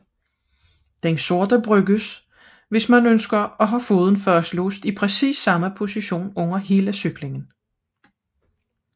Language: Danish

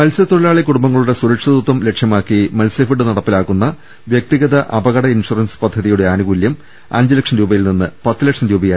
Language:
Malayalam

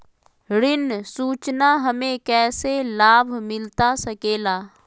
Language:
Magahi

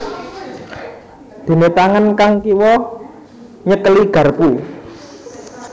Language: Javanese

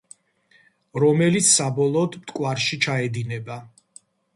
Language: Georgian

